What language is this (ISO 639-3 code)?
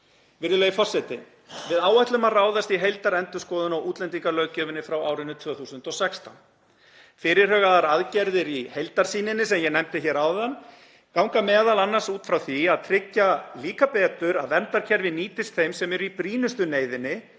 isl